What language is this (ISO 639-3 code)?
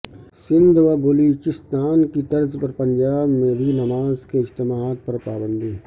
urd